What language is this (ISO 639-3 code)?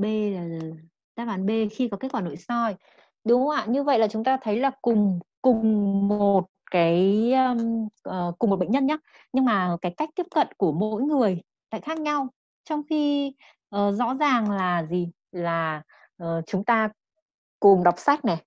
vie